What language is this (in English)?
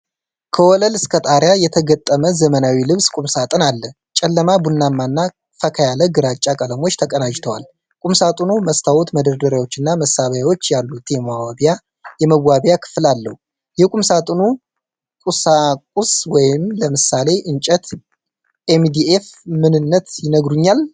Amharic